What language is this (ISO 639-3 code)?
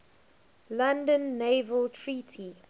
eng